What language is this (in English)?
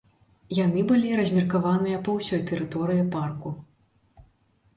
Belarusian